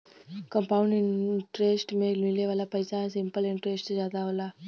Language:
Bhojpuri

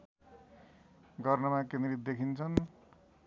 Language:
Nepali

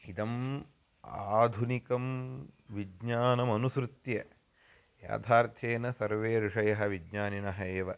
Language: Sanskrit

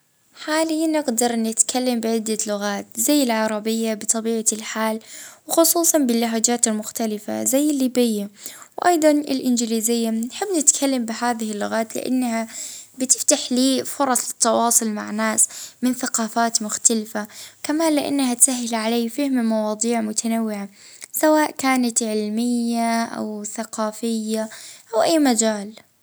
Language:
Libyan Arabic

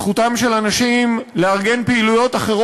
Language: Hebrew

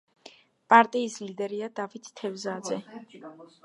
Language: Georgian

